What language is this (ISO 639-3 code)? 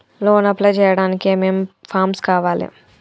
tel